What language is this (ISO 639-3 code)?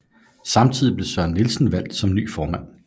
dan